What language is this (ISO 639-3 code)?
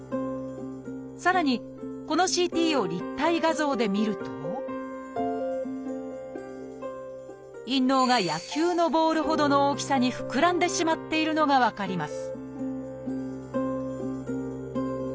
jpn